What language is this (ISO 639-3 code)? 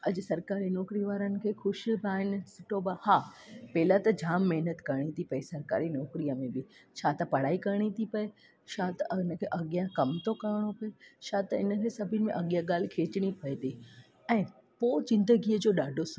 snd